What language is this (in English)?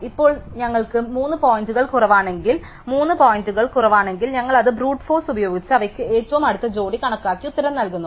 Malayalam